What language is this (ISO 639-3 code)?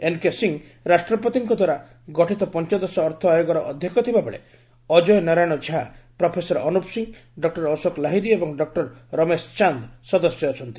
ori